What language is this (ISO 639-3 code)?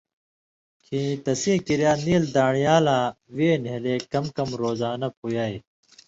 mvy